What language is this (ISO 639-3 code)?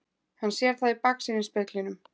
isl